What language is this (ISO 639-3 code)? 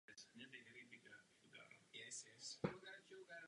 ces